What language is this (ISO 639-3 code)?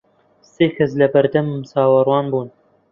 ckb